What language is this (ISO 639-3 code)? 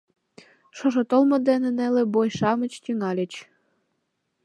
chm